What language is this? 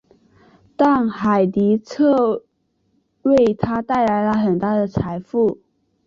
Chinese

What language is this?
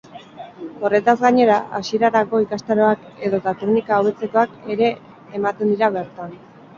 Basque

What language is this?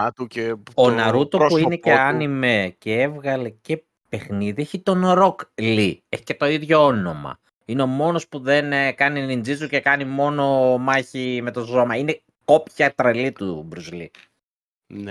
Greek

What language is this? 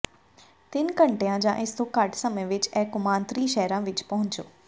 Punjabi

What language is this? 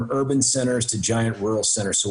Hebrew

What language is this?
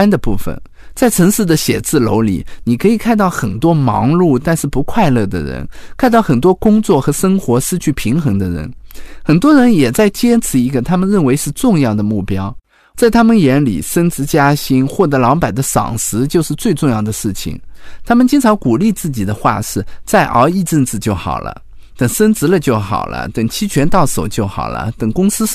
Chinese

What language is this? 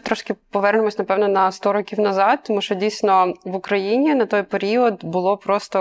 Ukrainian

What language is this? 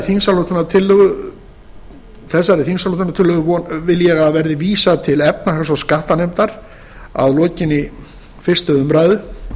Icelandic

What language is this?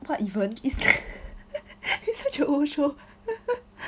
English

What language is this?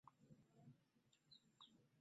Ganda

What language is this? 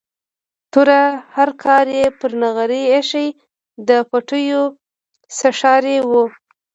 Pashto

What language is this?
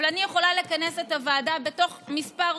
Hebrew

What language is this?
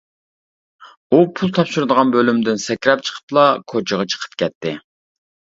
Uyghur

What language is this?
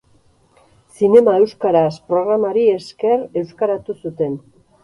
Basque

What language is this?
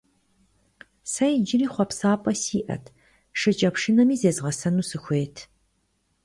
Kabardian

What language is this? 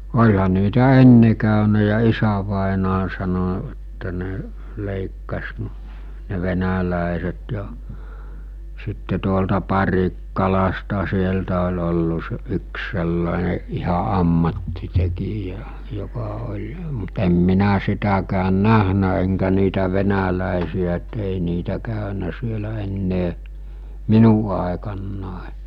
Finnish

